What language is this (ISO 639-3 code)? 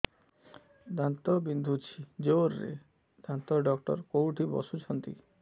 ori